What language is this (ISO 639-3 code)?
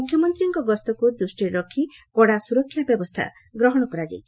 ori